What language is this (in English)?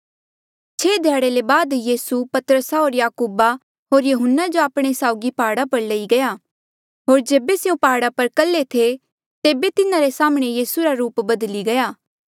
Mandeali